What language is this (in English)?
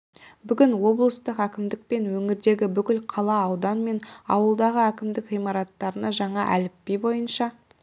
Kazakh